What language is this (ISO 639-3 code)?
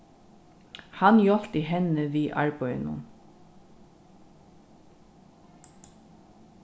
fao